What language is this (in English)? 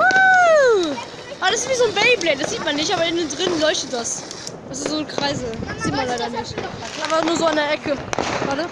German